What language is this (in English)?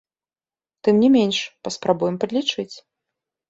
Belarusian